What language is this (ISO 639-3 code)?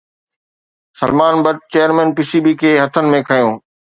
snd